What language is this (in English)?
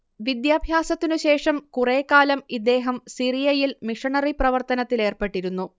Malayalam